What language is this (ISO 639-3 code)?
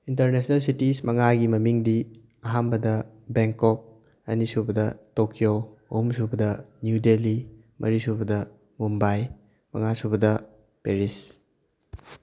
mni